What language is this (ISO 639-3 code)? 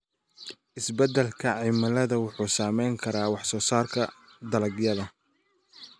som